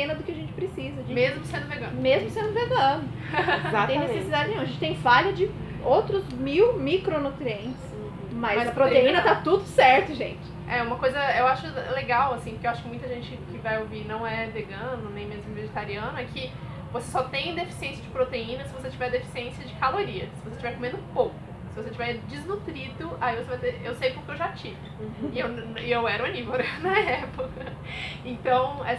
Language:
Portuguese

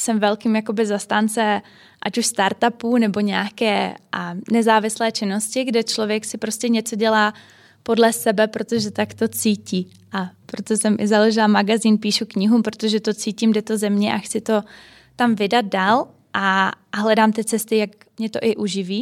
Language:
Czech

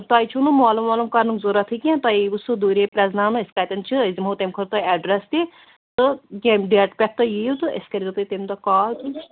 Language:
Kashmiri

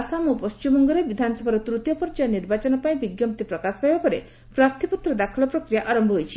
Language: Odia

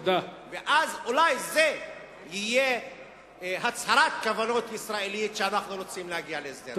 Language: Hebrew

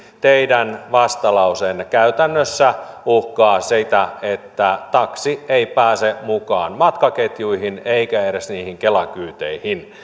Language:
Finnish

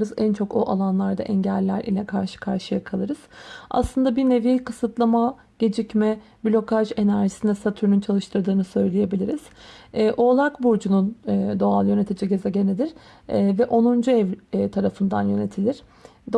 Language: Turkish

